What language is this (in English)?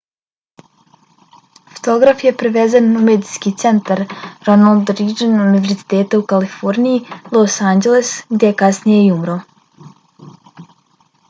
Bosnian